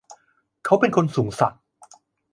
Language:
Thai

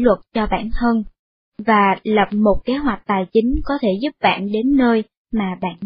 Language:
Vietnamese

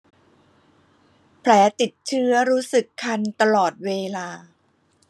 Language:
Thai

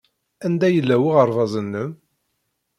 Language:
Kabyle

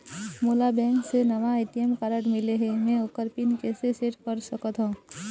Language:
Chhattisgarhi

